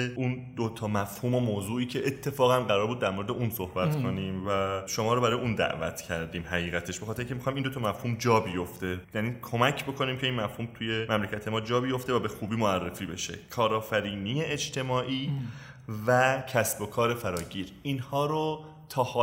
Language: Persian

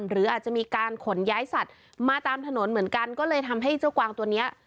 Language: Thai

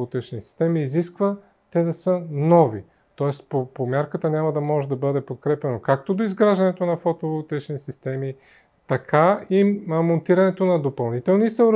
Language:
Bulgarian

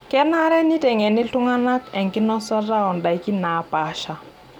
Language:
Masai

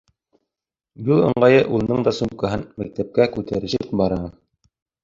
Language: Bashkir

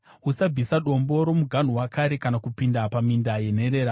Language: Shona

